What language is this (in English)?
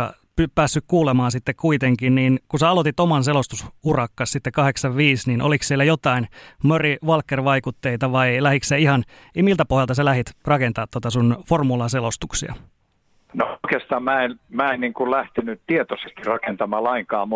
Finnish